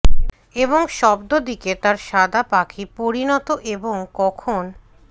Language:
Bangla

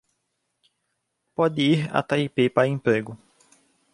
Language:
Portuguese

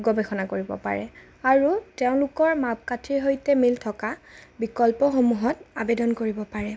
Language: Assamese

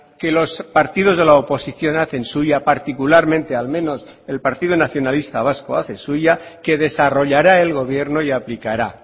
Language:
Spanish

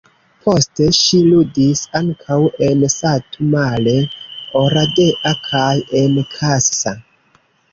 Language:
Esperanto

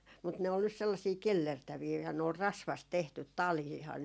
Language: Finnish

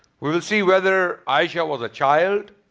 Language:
English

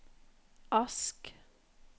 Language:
Norwegian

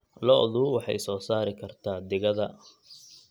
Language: Somali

